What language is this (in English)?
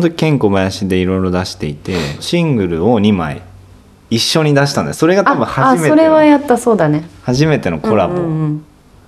Japanese